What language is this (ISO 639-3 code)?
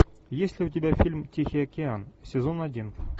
rus